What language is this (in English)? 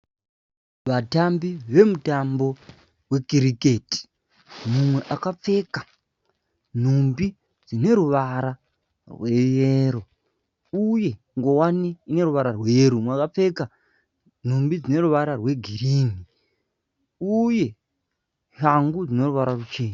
Shona